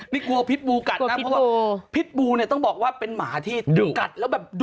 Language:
Thai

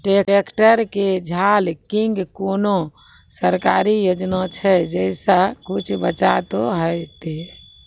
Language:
Maithili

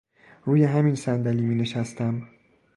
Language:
Persian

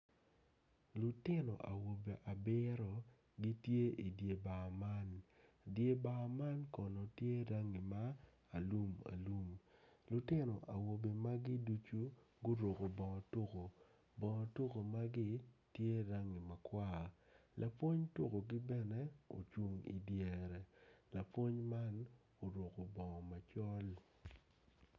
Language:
Acoli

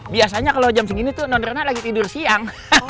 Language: Indonesian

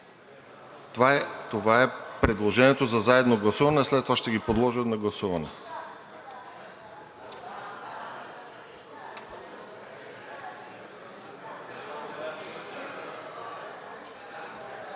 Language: Bulgarian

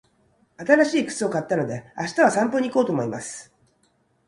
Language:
Japanese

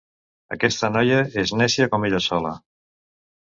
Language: Catalan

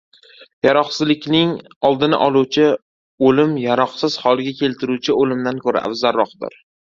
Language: Uzbek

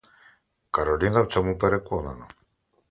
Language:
Ukrainian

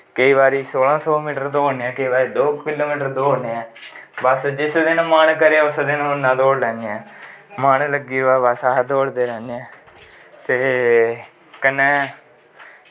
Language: Dogri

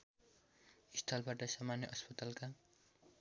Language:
Nepali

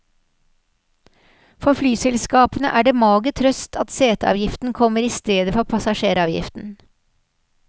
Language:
Norwegian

